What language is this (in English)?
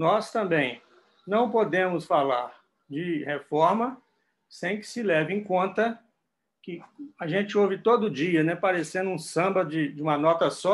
Portuguese